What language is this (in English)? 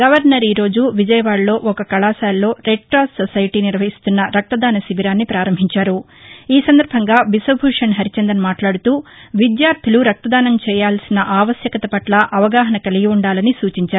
Telugu